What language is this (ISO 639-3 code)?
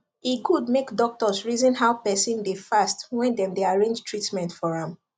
pcm